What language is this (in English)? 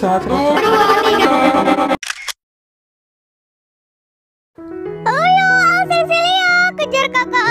Indonesian